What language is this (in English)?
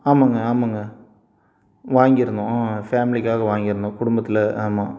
Tamil